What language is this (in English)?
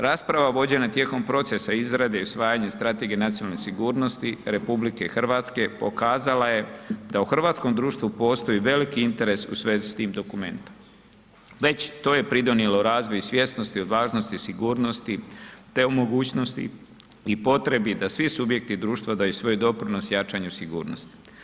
Croatian